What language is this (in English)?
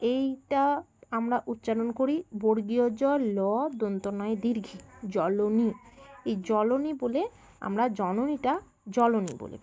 Bangla